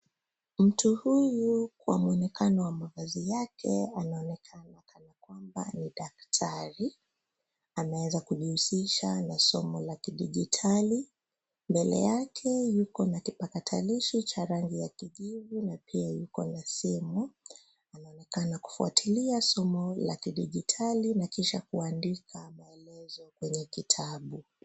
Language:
Swahili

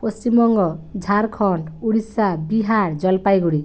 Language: Bangla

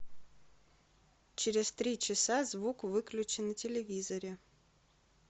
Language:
Russian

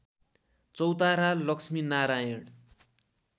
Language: Nepali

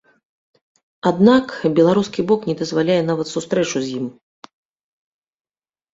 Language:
Belarusian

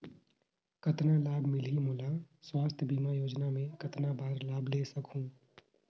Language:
Chhattisgarhi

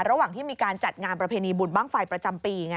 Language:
Thai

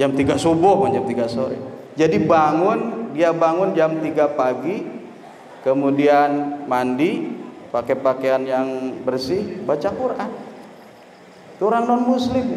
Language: Indonesian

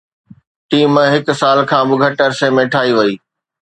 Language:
Sindhi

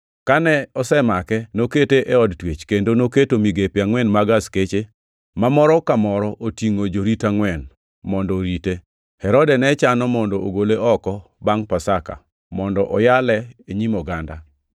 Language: Luo (Kenya and Tanzania)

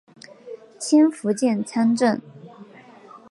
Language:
Chinese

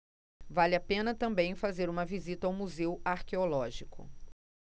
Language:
Portuguese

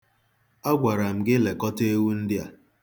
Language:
Igbo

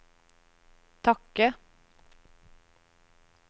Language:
Norwegian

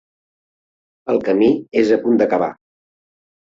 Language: Catalan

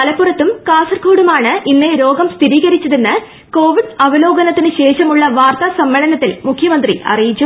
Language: Malayalam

